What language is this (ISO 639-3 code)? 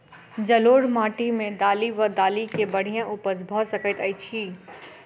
mai